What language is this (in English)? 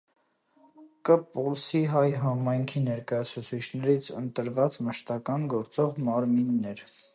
Armenian